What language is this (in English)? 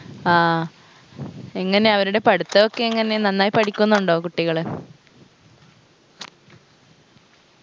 Malayalam